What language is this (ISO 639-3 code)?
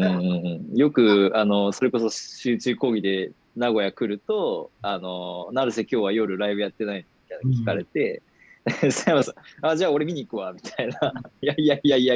jpn